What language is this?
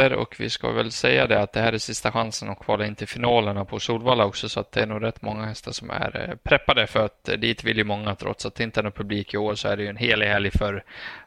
Swedish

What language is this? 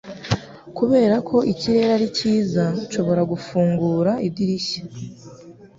Kinyarwanda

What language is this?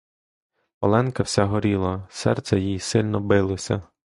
Ukrainian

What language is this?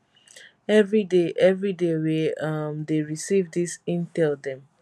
Nigerian Pidgin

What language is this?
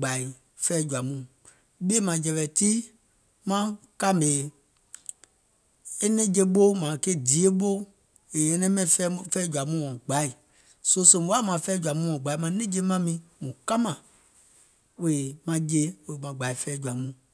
Gola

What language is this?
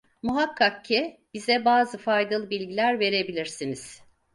Turkish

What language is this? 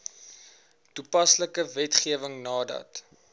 Afrikaans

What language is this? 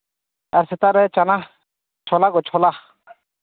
Santali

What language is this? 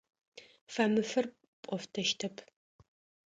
Adyghe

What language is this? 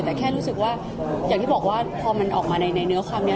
Thai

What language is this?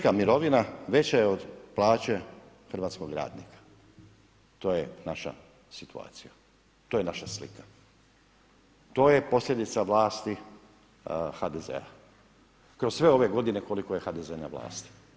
Croatian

